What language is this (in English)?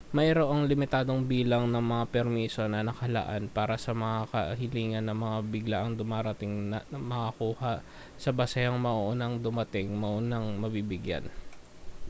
Filipino